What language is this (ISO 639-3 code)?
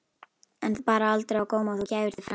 isl